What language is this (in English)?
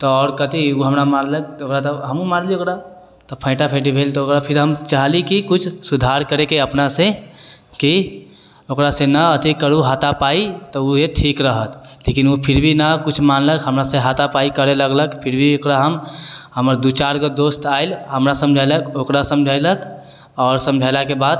Maithili